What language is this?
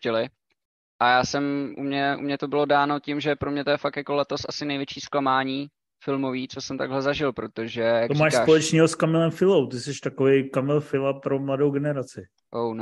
Czech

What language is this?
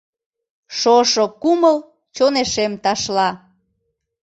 Mari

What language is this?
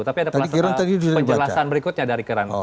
Indonesian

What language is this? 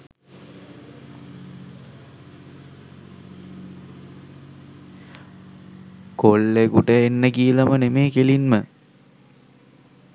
Sinhala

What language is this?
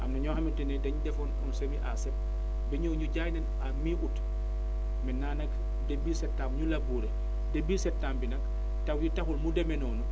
Wolof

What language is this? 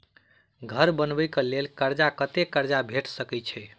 Maithili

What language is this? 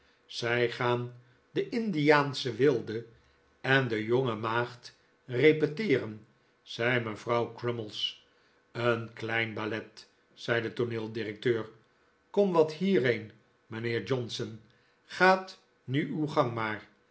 Dutch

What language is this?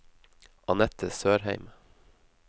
Norwegian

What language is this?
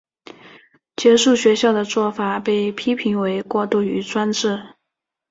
Chinese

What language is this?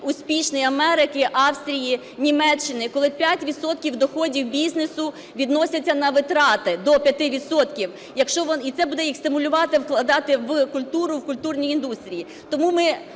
Ukrainian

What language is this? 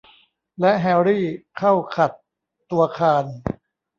Thai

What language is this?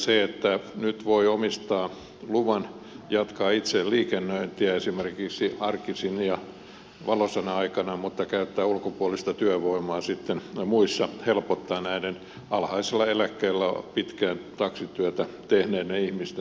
Finnish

